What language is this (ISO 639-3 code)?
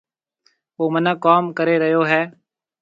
mve